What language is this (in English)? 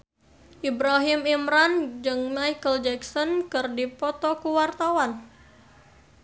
Sundanese